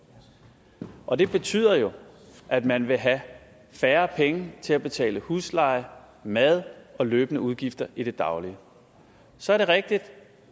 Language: Danish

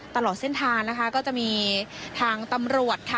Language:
Thai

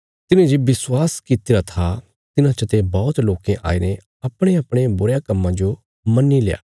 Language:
Bilaspuri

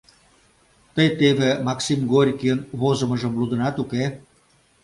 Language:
Mari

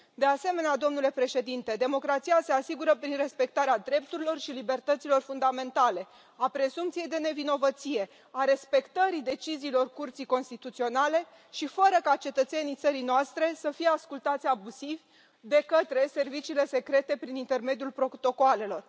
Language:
Romanian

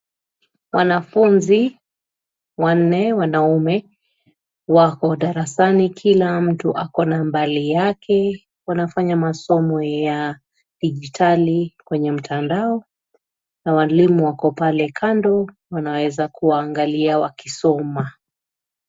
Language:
Swahili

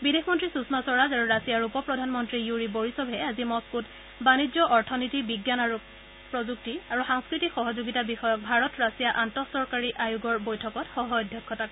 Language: Assamese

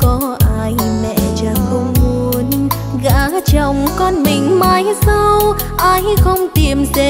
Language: Vietnamese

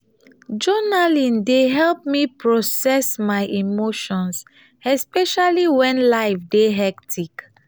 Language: Nigerian Pidgin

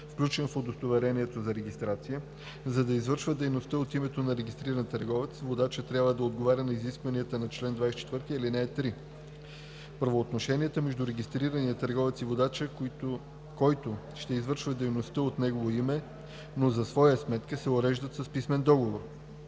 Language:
Bulgarian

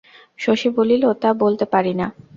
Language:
Bangla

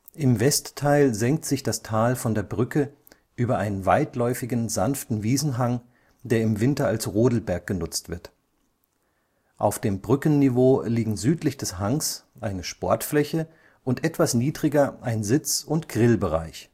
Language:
German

